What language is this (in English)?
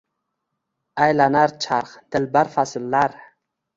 Uzbek